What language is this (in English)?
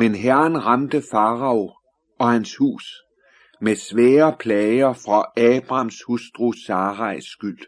Danish